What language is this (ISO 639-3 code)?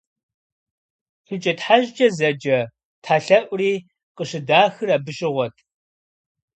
kbd